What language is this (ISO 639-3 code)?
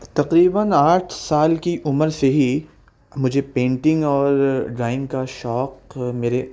urd